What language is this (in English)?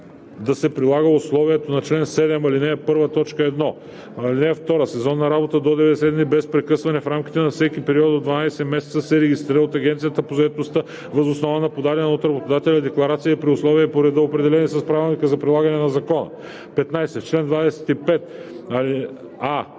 Bulgarian